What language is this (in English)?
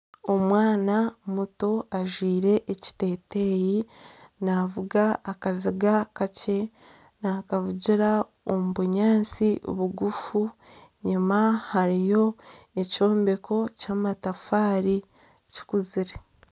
Nyankole